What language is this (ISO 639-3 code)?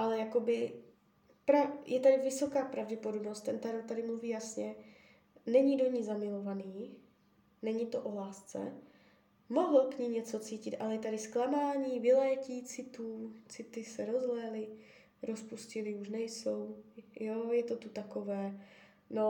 ces